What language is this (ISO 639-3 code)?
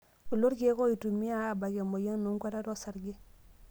mas